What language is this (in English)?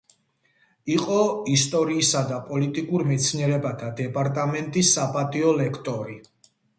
Georgian